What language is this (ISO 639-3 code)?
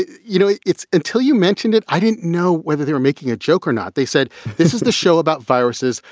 eng